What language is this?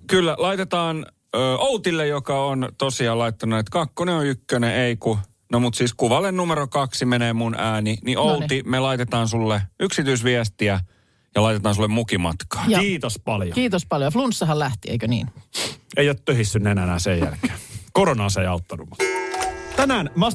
Finnish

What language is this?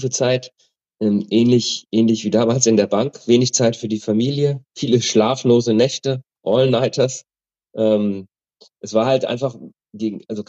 German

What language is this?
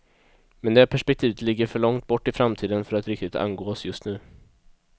Swedish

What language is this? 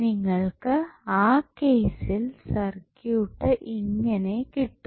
Malayalam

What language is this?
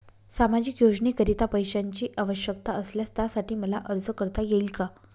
Marathi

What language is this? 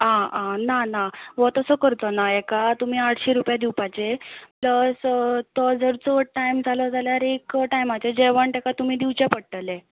Konkani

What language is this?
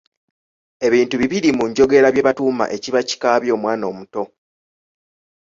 Ganda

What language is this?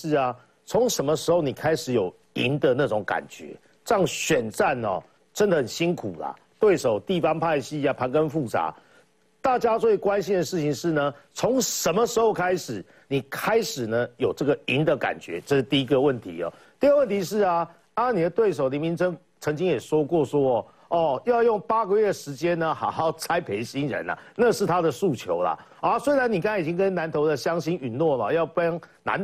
Chinese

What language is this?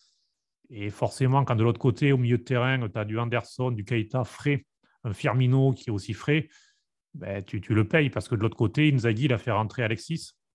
French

